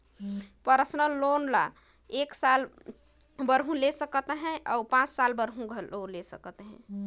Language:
Chhattisgarhi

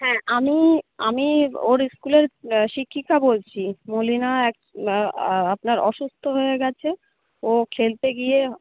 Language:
Bangla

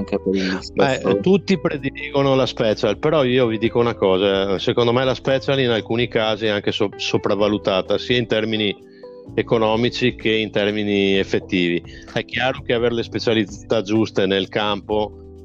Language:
Italian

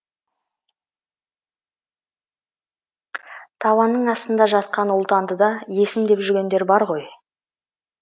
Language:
Kazakh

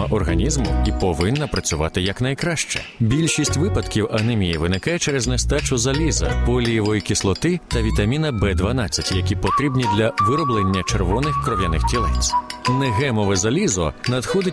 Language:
Ukrainian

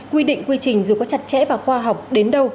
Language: Vietnamese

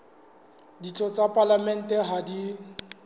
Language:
Southern Sotho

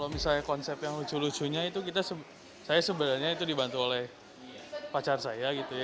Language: Indonesian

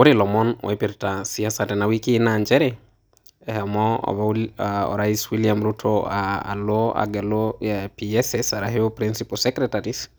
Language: Masai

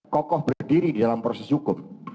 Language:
Indonesian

